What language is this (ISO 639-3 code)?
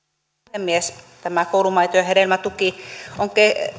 fin